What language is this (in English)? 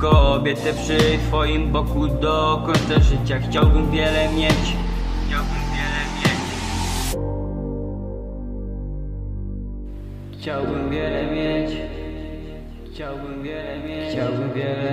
Polish